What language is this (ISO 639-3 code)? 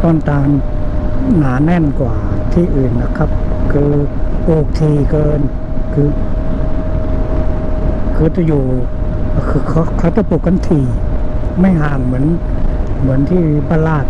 tha